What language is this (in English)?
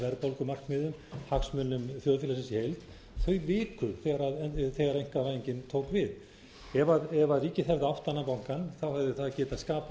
Icelandic